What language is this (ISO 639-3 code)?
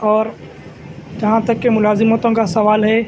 urd